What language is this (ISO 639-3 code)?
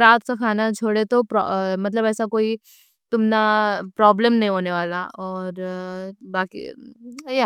dcc